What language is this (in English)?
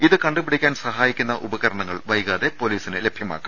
Malayalam